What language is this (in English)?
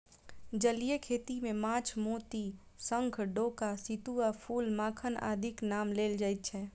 Maithili